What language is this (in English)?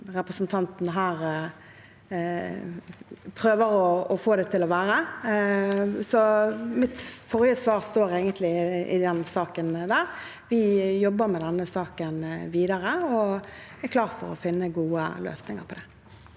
Norwegian